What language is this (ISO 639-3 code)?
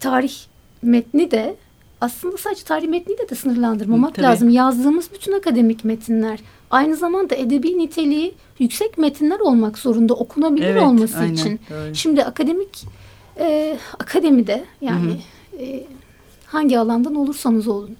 tur